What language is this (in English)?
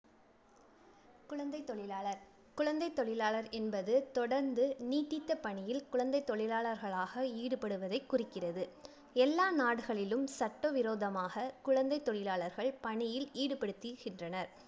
Tamil